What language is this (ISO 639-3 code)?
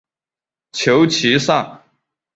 zho